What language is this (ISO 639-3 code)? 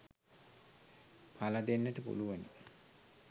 sin